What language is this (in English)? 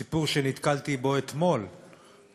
Hebrew